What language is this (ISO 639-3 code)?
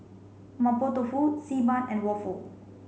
eng